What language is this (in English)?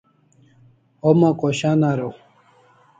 Kalasha